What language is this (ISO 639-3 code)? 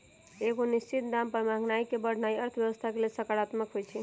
mag